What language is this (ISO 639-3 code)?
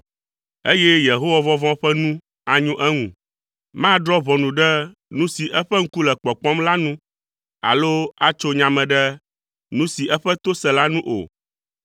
ewe